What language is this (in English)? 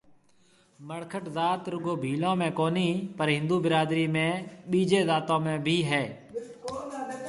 Marwari (Pakistan)